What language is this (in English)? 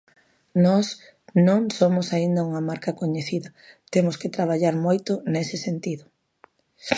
Galician